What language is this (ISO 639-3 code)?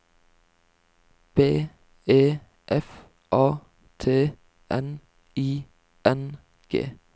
nor